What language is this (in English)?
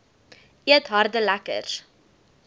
Afrikaans